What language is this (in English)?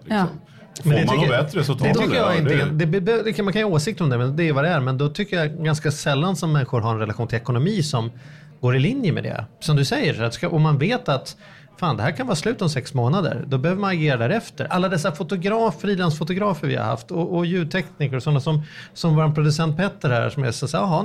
Swedish